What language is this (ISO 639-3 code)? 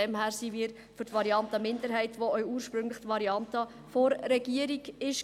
gsw